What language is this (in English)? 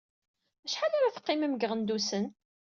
Kabyle